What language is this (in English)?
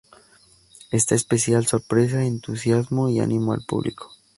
Spanish